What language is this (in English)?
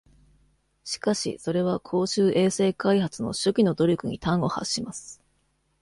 Japanese